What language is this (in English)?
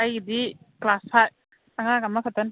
Manipuri